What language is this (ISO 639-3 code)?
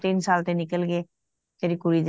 pan